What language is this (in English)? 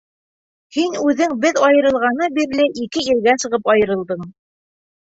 Bashkir